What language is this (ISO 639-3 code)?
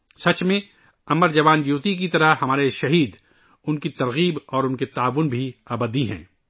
urd